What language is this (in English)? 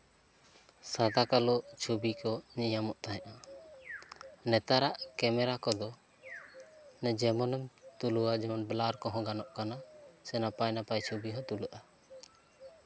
Santali